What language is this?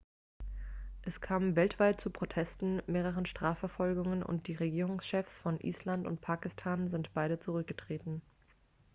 German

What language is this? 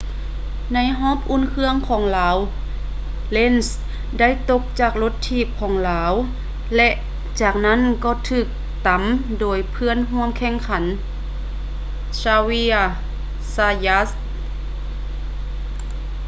Lao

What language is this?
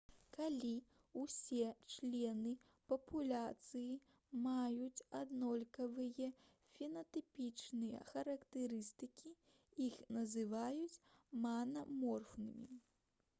Belarusian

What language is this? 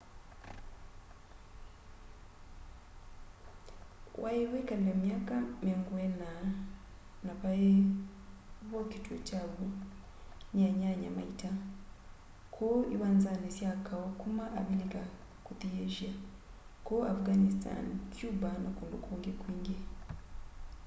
Kamba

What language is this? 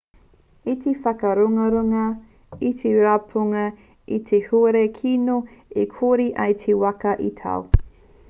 Māori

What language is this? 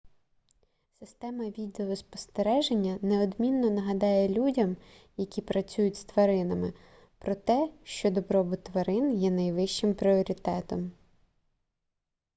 Ukrainian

